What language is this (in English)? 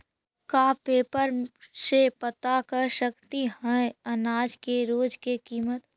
Magahi